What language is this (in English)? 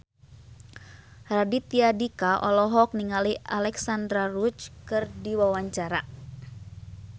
Sundanese